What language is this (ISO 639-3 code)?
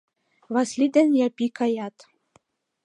chm